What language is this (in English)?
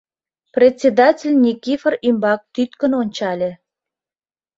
Mari